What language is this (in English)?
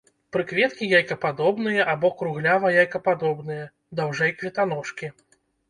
Belarusian